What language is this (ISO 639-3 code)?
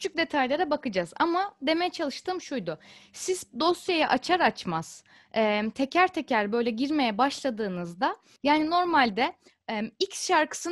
tur